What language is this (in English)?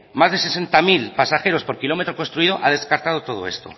Spanish